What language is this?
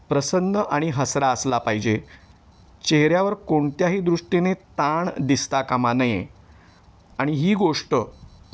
Marathi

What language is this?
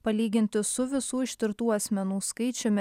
Lithuanian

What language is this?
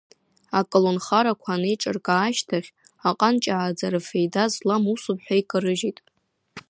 Abkhazian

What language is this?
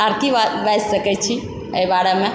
Maithili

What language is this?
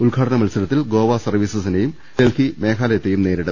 Malayalam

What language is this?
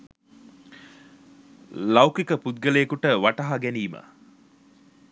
Sinhala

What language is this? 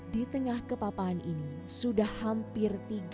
Indonesian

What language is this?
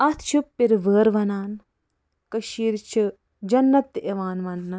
Kashmiri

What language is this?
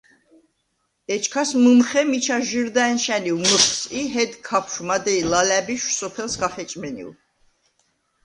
Svan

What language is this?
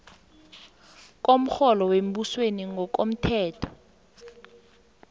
South Ndebele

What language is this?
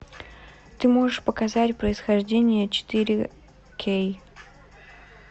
Russian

